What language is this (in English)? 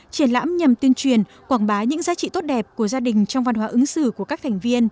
Vietnamese